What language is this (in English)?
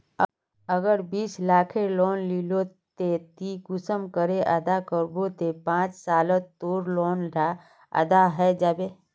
Magahi